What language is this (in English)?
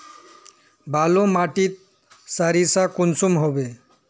Magahi